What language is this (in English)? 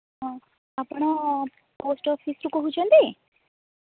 Odia